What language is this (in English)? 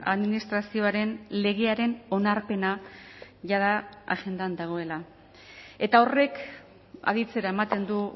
Basque